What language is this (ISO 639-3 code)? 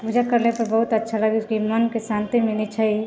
mai